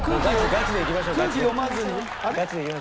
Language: Japanese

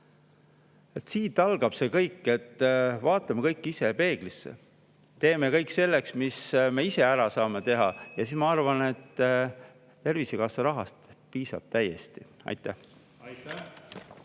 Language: Estonian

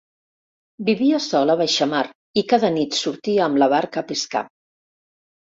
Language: Catalan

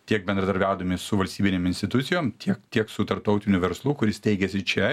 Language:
Lithuanian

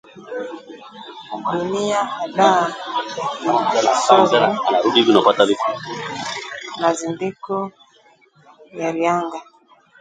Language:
Swahili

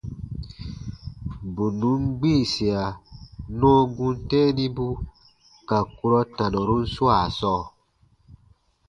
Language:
Baatonum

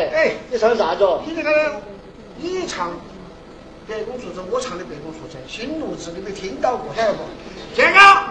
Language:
Chinese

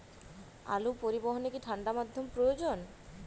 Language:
Bangla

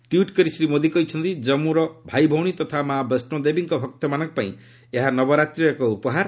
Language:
Odia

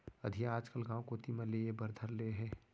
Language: Chhattisgarhi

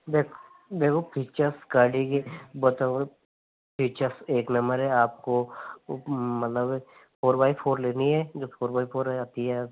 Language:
Hindi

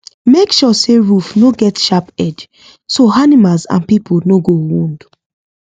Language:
Nigerian Pidgin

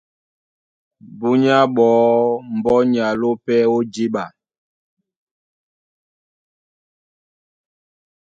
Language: Duala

